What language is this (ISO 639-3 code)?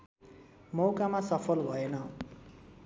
nep